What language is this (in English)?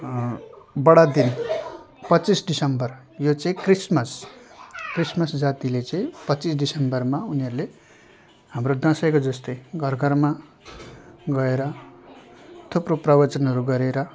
Nepali